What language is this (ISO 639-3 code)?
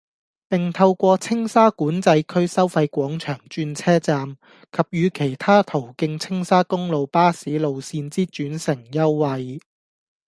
yue